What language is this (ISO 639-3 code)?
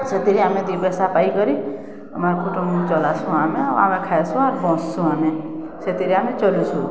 ori